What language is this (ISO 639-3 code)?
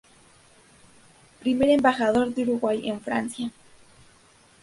spa